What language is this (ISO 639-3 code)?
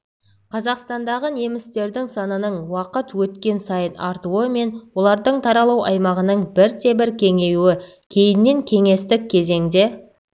kaz